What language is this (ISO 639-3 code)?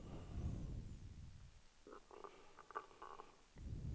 swe